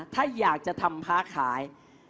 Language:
Thai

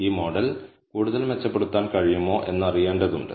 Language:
Malayalam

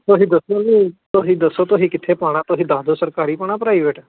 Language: Punjabi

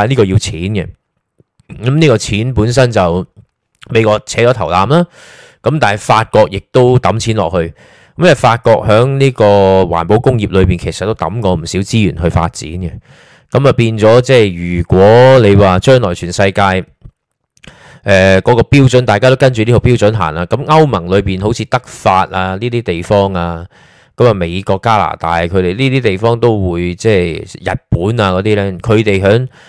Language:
Chinese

